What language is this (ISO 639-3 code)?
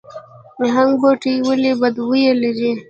pus